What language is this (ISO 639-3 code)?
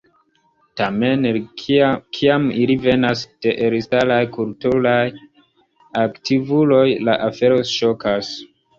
epo